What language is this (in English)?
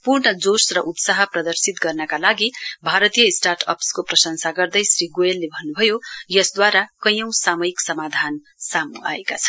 Nepali